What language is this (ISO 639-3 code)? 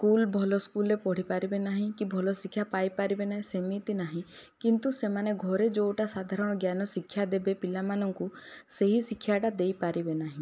ori